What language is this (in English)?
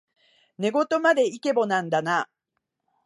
Japanese